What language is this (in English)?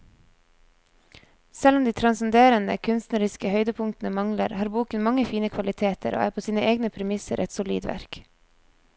Norwegian